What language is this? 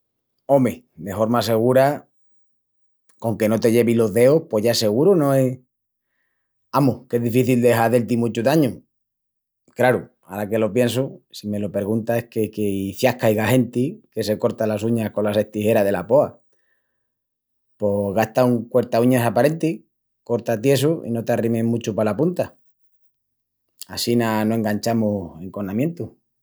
Extremaduran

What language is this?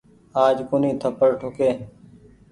Goaria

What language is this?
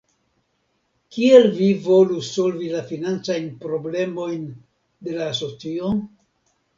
Esperanto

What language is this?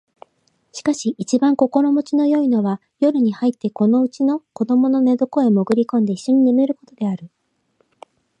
Japanese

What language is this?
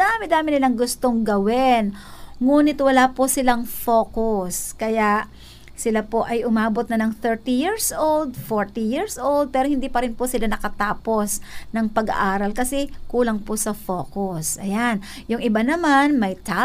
Filipino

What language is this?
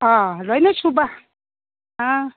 Manipuri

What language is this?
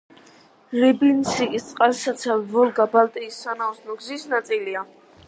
Georgian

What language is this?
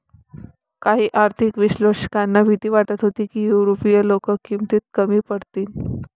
Marathi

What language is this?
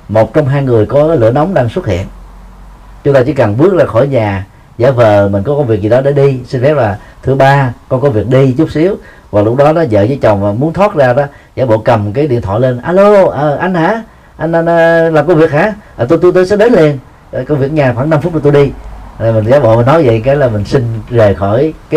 Vietnamese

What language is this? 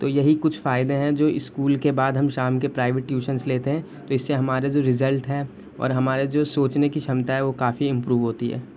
Urdu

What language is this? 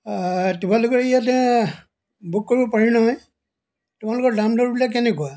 Assamese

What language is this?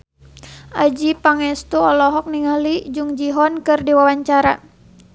Sundanese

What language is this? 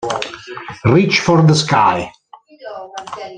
Italian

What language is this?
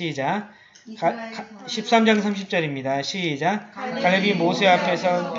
Korean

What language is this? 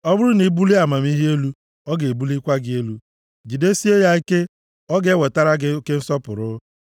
Igbo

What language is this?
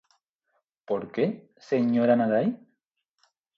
Galician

